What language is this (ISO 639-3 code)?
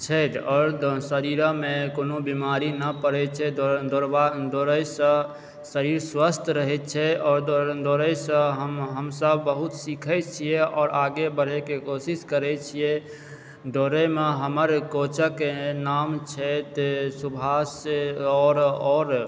mai